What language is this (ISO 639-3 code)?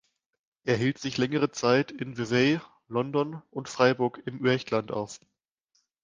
deu